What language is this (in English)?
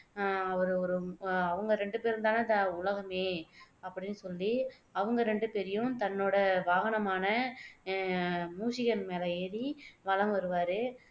Tamil